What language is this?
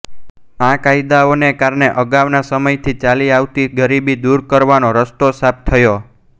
Gujarati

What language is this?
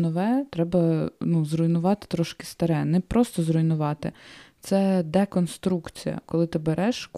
Ukrainian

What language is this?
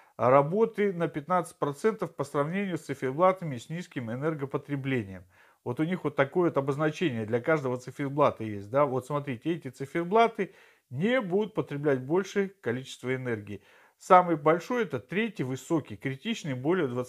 Russian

